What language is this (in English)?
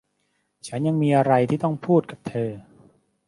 Thai